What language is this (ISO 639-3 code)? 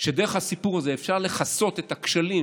heb